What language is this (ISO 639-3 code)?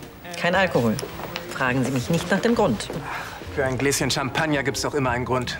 deu